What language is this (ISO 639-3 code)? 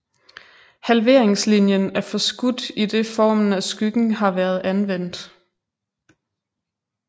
dan